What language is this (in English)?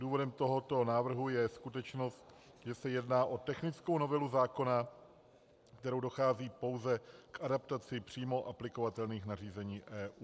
Czech